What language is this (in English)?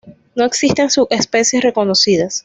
Spanish